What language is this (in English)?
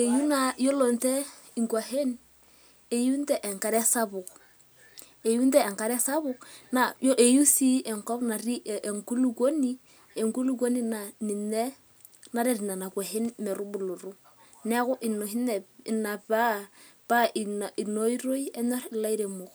Masai